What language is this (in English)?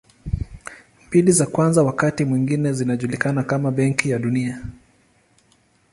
Swahili